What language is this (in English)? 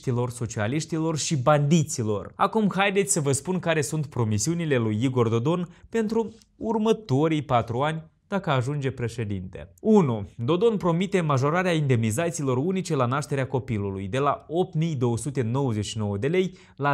Romanian